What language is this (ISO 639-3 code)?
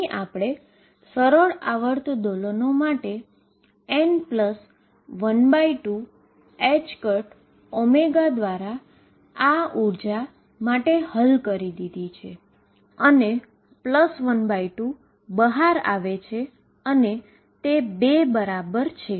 guj